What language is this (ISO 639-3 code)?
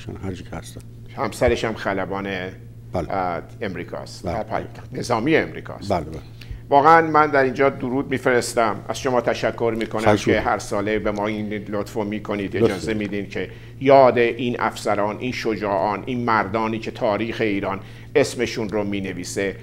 fas